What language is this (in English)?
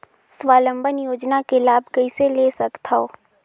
Chhattisgarhi